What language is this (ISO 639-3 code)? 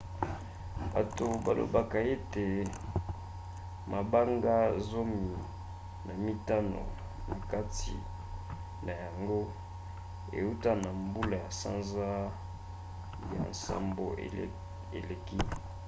lin